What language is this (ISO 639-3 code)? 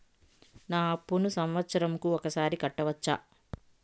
tel